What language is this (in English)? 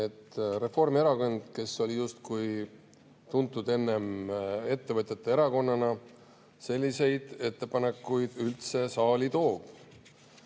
Estonian